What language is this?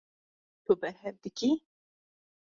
Kurdish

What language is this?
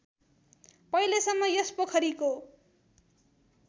Nepali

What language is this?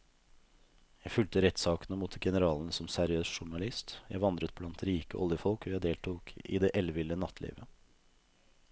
Norwegian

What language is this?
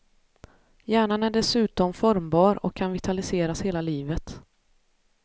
Swedish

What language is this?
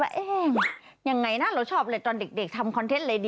Thai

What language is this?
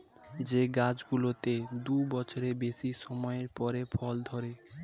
Bangla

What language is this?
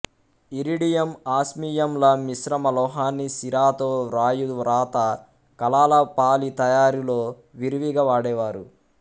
Telugu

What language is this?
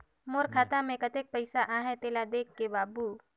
Chhattisgarhi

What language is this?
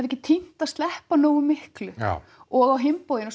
Icelandic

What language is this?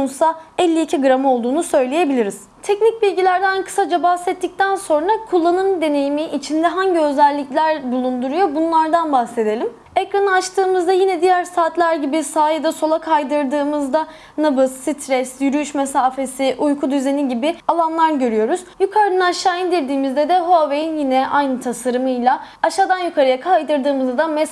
Turkish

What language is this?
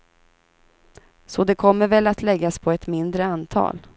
Swedish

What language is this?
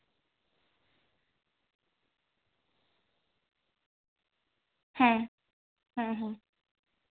Santali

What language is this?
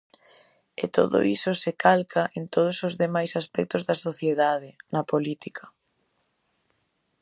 Galician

